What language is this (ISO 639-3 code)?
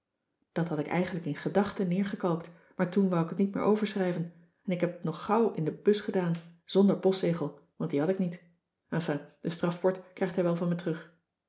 nld